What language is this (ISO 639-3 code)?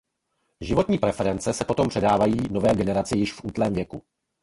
ces